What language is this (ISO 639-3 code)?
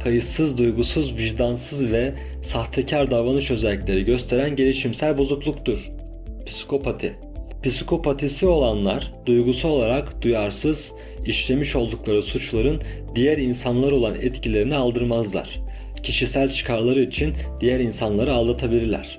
tur